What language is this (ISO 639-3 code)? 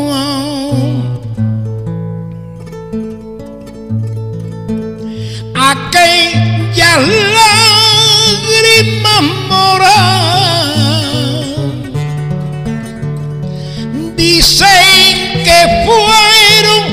spa